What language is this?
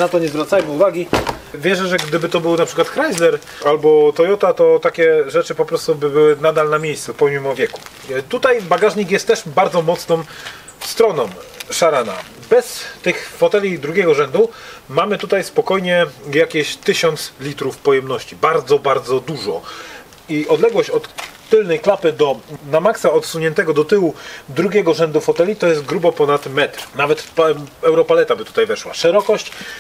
Polish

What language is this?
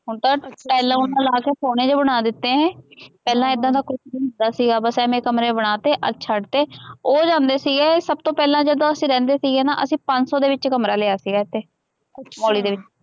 Punjabi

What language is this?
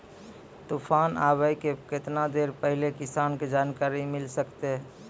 Maithili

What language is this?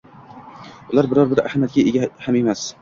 Uzbek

